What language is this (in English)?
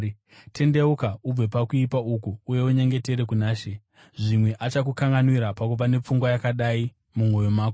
Shona